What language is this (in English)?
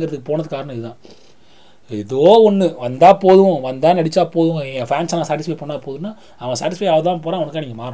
Tamil